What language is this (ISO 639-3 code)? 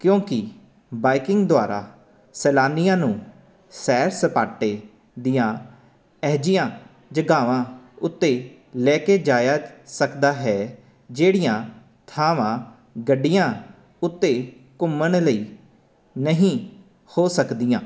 pan